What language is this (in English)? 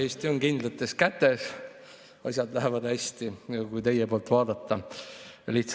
Estonian